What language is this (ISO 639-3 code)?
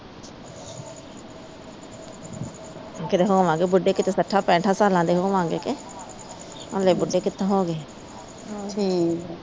pan